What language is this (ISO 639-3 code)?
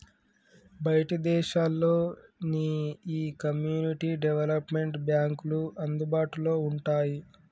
tel